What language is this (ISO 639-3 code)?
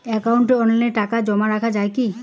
ben